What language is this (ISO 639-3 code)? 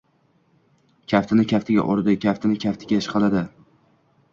uzb